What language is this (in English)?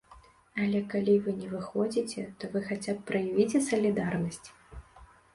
Belarusian